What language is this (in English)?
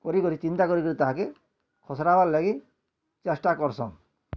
Odia